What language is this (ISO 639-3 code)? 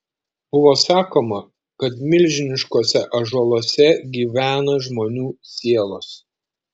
lit